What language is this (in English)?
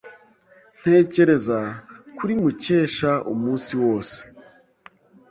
Kinyarwanda